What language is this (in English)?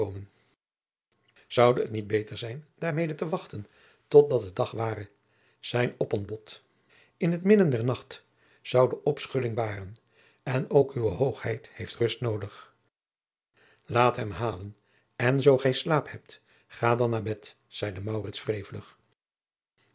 Dutch